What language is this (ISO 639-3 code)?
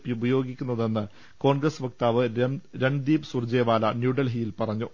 mal